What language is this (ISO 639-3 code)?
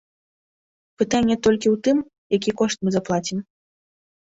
bel